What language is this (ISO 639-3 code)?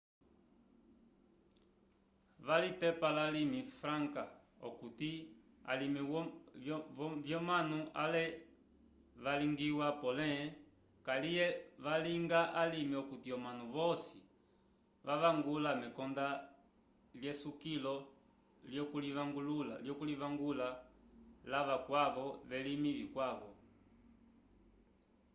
umb